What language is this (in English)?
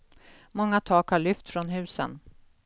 Swedish